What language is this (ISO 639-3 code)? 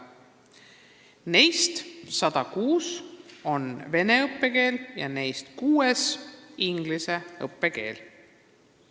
est